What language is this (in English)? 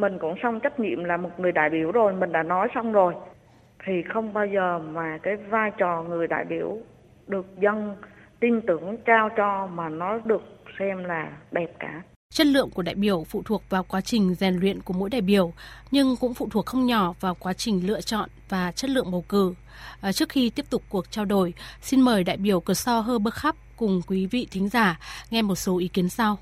Vietnamese